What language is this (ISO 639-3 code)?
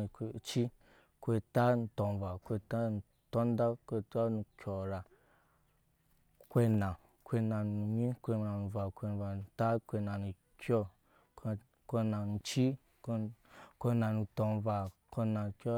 yes